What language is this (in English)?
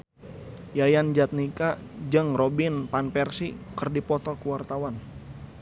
Sundanese